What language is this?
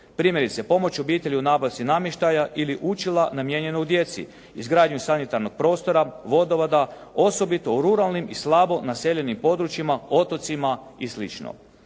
Croatian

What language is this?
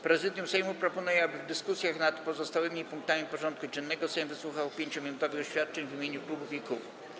Polish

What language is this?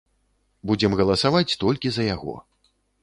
Belarusian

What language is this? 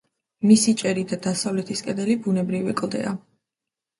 Georgian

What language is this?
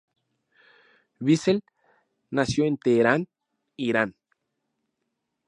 Spanish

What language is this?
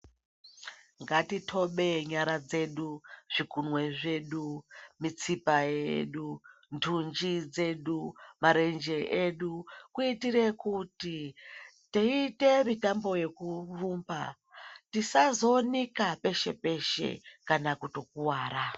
Ndau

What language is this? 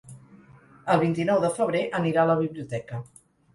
Catalan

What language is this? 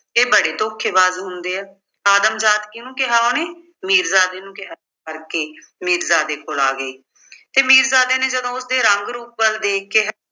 Punjabi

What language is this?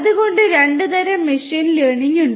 Malayalam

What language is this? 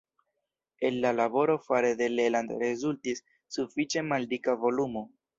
Esperanto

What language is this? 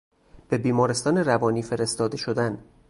Persian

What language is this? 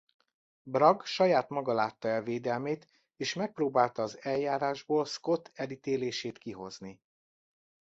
Hungarian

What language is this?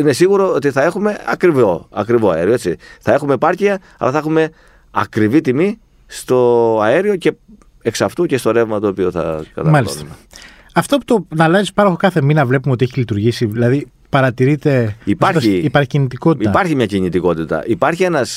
Greek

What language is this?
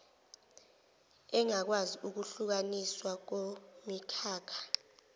Zulu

